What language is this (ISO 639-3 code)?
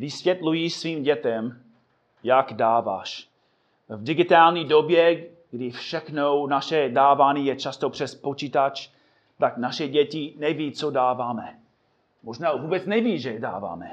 ces